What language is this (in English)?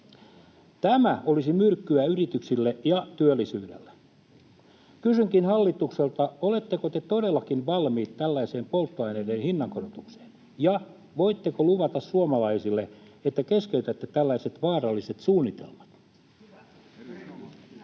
Finnish